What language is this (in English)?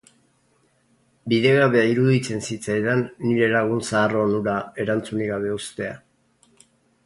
Basque